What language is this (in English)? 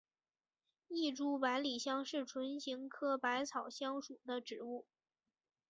Chinese